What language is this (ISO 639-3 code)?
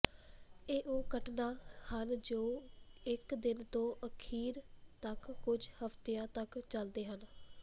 pan